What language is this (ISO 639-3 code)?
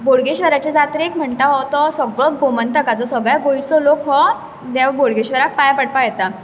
kok